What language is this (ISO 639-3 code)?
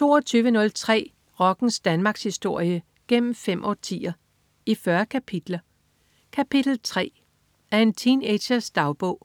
dan